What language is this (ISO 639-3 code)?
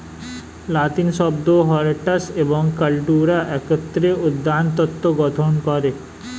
ben